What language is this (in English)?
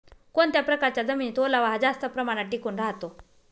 Marathi